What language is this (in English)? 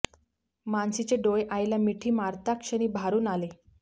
Marathi